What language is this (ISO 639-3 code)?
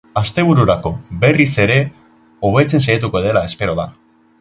eus